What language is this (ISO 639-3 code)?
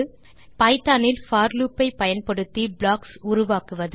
tam